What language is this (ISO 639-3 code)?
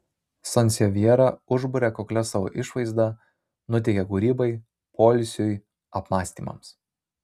lit